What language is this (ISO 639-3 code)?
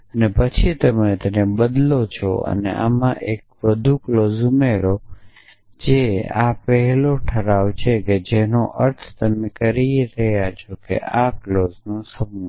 guj